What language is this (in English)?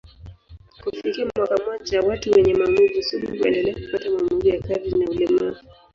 Swahili